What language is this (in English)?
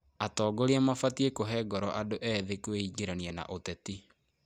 Kikuyu